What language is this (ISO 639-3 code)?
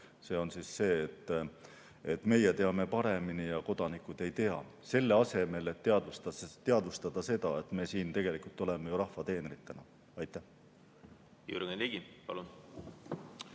est